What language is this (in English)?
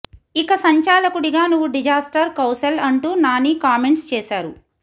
Telugu